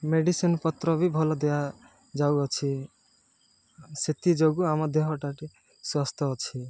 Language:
Odia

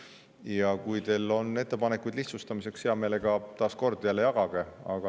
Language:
Estonian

